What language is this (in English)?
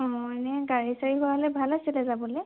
Assamese